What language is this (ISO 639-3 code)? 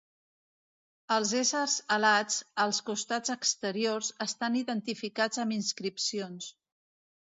cat